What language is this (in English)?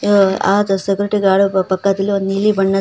Kannada